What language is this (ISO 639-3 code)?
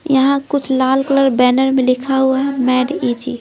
hin